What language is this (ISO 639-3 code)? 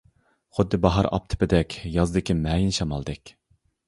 uig